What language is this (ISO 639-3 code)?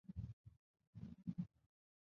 zho